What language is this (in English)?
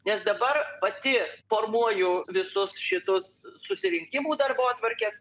Lithuanian